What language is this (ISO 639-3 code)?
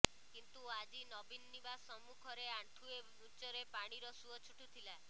ori